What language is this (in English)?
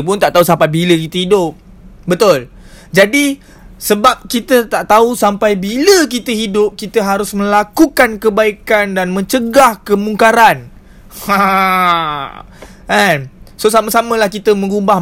Malay